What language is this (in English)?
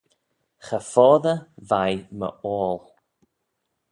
Manx